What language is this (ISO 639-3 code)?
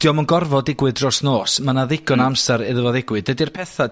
cym